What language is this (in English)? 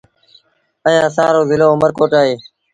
Sindhi Bhil